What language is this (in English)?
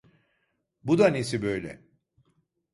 Turkish